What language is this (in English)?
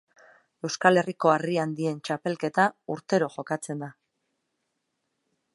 Basque